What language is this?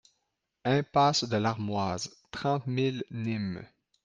French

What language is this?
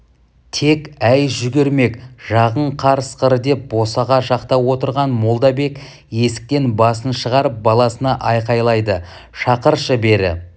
Kazakh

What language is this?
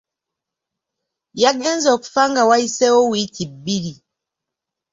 Ganda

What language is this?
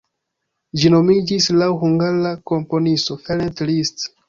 Esperanto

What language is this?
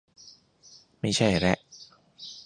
Thai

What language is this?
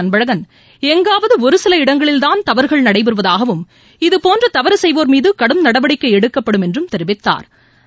Tamil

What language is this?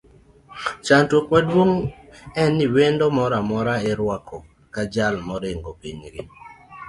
Luo (Kenya and Tanzania)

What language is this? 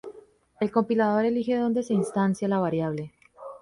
Spanish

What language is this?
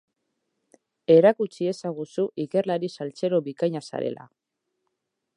Basque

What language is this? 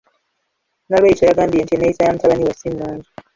Ganda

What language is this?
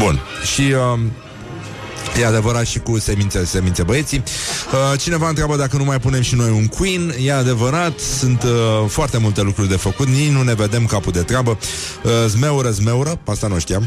Romanian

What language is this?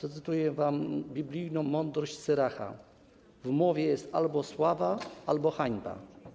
Polish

